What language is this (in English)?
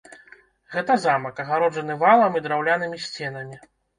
Belarusian